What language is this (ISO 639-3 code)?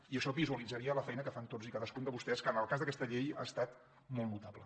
cat